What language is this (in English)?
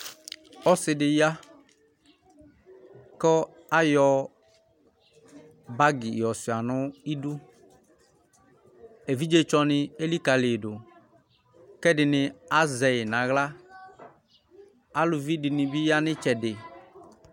Ikposo